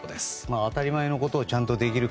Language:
Japanese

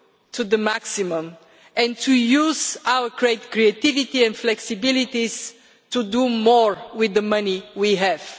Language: English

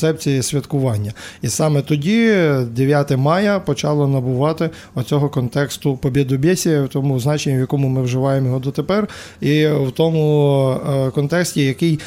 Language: Ukrainian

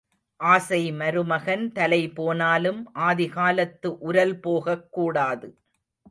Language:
Tamil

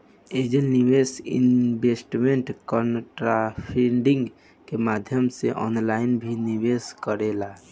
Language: Bhojpuri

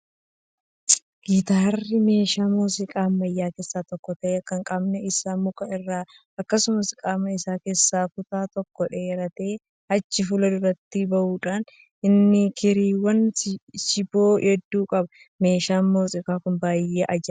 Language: Oromo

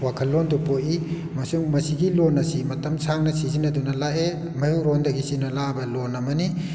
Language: Manipuri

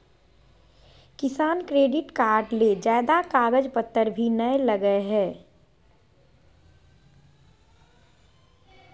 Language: Magahi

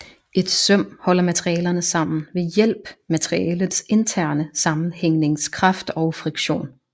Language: Danish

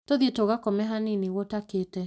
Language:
Kikuyu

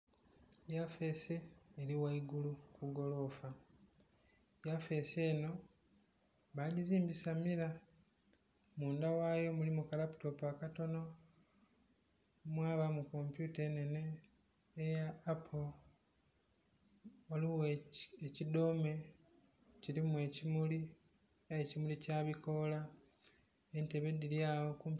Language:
Soga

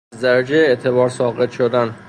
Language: Persian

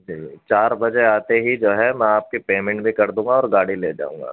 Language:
Urdu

